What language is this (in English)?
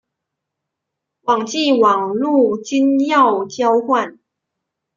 Chinese